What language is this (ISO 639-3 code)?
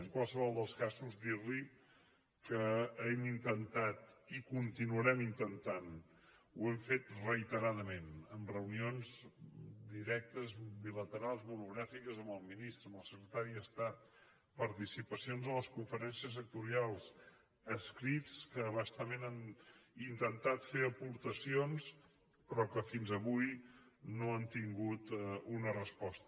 cat